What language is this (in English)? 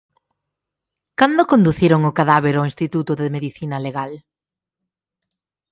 Galician